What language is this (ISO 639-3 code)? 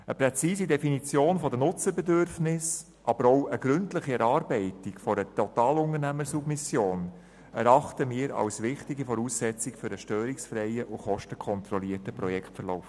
gsw